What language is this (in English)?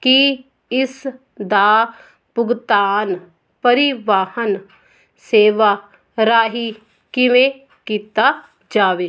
Punjabi